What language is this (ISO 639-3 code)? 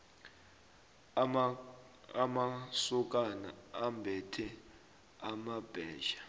nbl